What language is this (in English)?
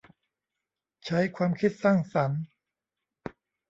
Thai